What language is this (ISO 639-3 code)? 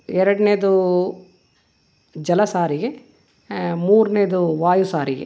kan